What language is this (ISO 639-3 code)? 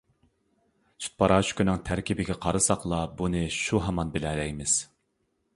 uig